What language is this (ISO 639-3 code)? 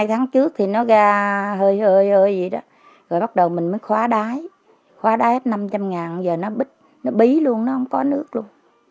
vie